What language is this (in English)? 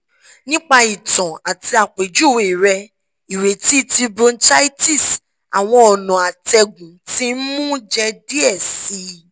Yoruba